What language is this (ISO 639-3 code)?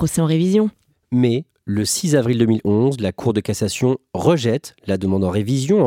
fra